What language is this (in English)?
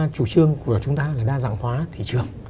Vietnamese